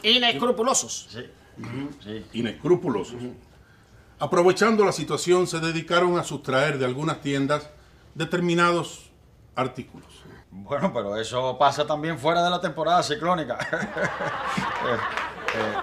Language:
Spanish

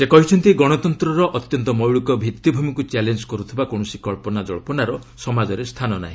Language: Odia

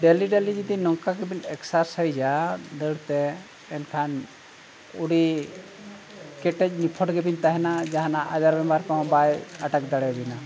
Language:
Santali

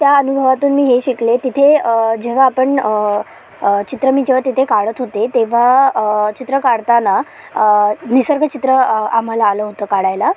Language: Marathi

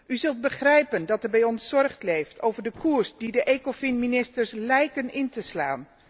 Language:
Dutch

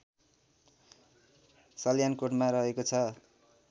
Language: Nepali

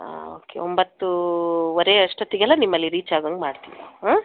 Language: Kannada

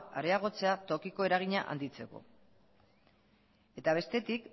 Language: Basque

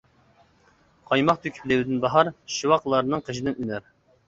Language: Uyghur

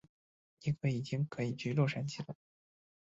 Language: Chinese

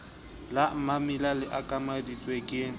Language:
Southern Sotho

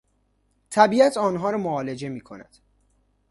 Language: Persian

